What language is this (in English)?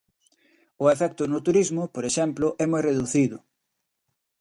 Galician